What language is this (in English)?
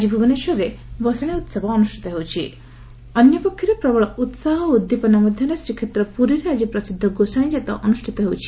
Odia